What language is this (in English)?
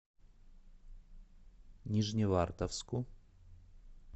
Russian